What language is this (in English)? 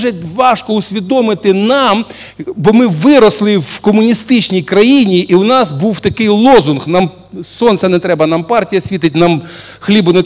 Russian